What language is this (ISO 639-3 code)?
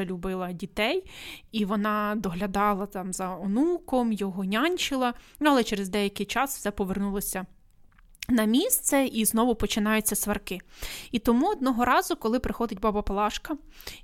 ukr